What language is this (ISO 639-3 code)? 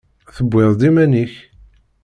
kab